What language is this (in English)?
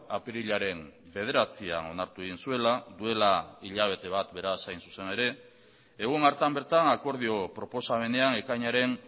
Basque